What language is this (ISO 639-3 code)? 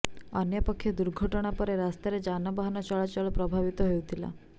ori